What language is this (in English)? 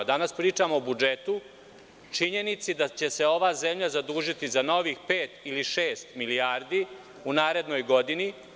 Serbian